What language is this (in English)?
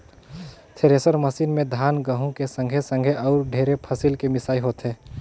Chhattisgarhi